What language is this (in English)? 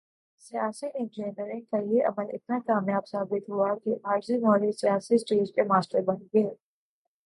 Urdu